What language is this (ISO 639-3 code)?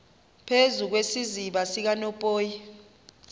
xho